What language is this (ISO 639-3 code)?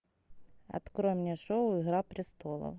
rus